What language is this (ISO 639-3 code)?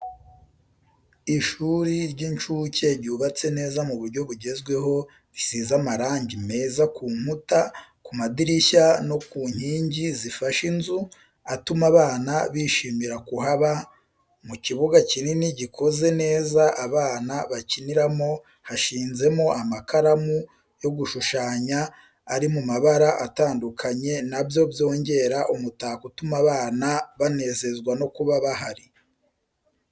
kin